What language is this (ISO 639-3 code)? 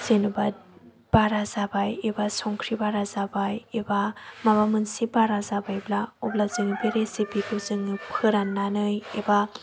brx